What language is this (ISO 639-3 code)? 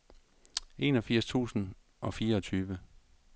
dan